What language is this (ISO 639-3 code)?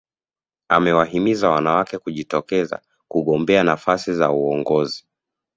swa